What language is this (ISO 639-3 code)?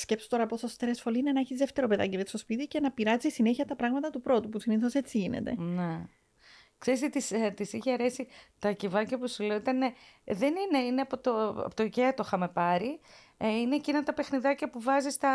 ell